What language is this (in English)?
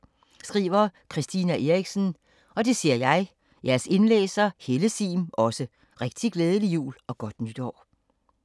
Danish